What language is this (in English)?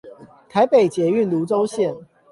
Chinese